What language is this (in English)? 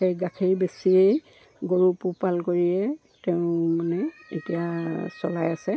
Assamese